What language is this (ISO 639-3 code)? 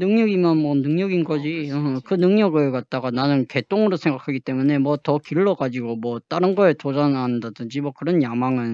kor